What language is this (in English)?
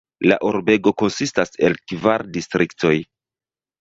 Esperanto